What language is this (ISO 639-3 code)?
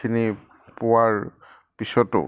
asm